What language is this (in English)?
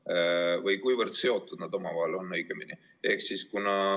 Estonian